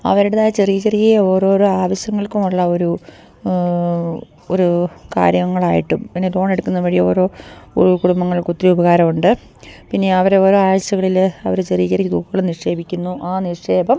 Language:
Malayalam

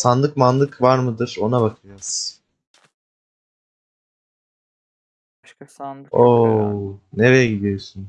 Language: Turkish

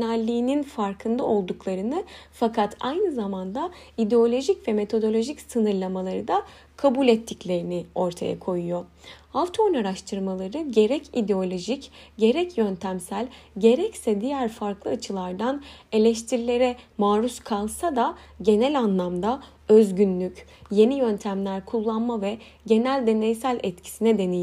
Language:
Turkish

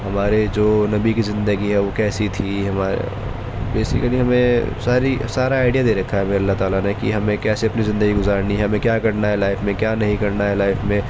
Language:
Urdu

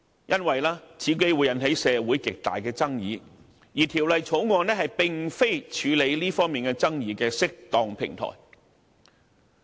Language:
Cantonese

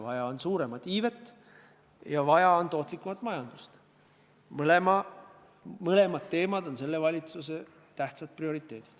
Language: Estonian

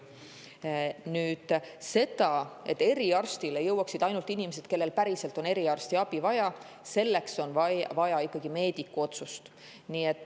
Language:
Estonian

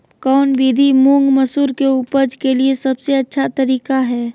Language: Magahi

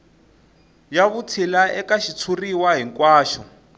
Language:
Tsonga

